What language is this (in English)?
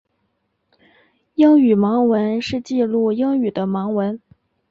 Chinese